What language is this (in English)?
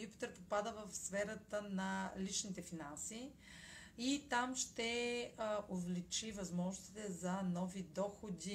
Bulgarian